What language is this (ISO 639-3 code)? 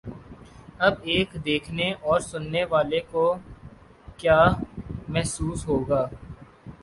urd